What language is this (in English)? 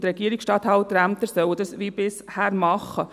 Swiss German